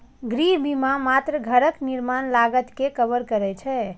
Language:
Maithili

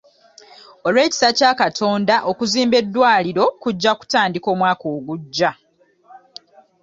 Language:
Ganda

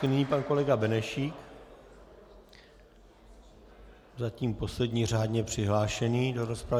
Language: Czech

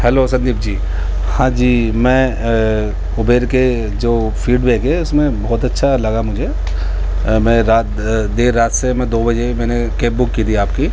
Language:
Urdu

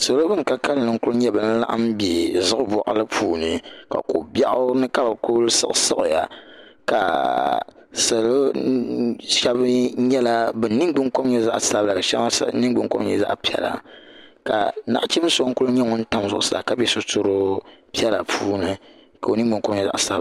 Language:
Dagbani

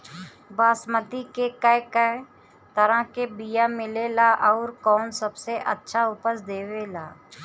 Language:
Bhojpuri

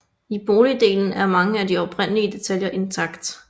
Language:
Danish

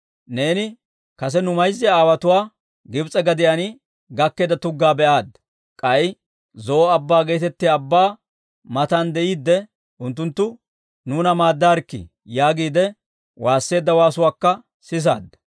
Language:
Dawro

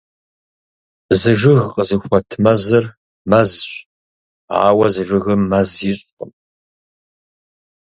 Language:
Kabardian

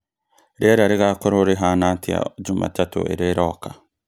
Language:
Kikuyu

